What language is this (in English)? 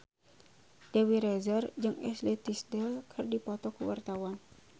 Sundanese